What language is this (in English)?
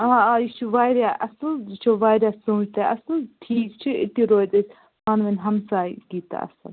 Kashmiri